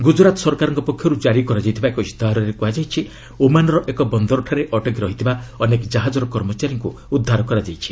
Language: Odia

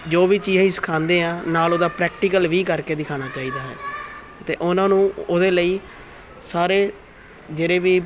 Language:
Punjabi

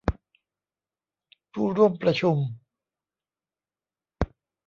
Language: Thai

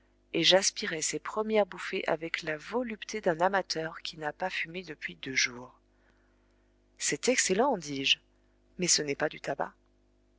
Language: French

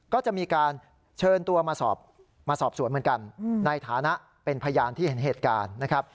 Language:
Thai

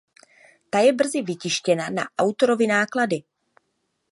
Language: Czech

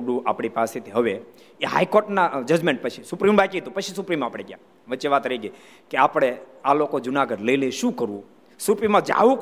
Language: Gujarati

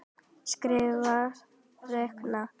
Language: Icelandic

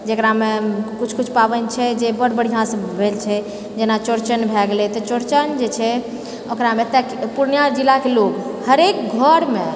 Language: Maithili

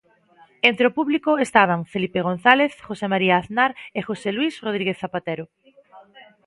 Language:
Galician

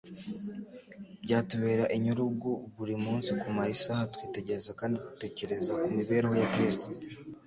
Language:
Kinyarwanda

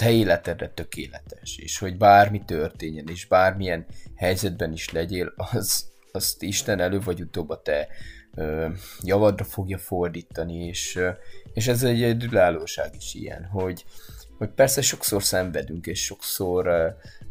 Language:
Hungarian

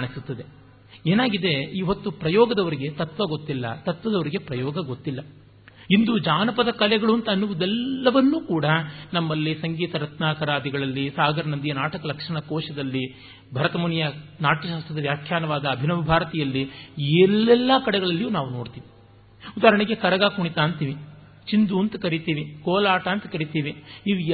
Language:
Kannada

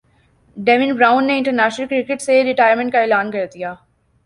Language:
Urdu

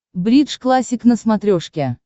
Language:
Russian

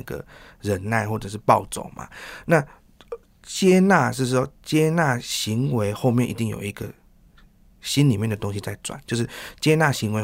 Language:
Chinese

